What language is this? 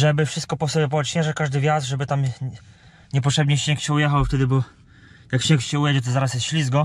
Polish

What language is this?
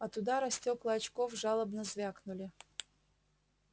Russian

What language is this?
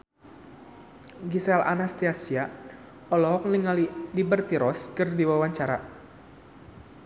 Sundanese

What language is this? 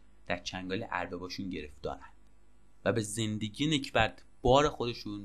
Persian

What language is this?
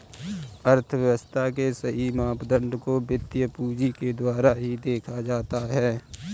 Hindi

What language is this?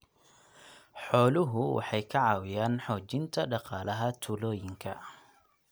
Somali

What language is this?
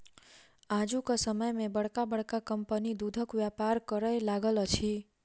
Maithili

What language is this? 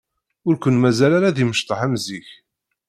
Kabyle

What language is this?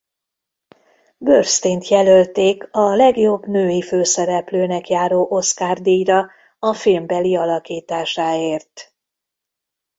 Hungarian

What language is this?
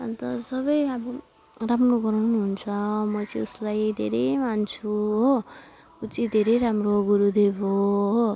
Nepali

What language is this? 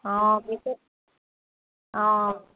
Assamese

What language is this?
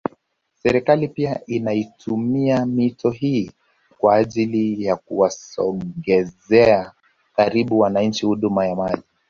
Swahili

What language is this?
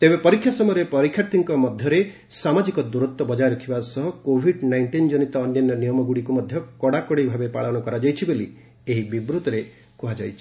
Odia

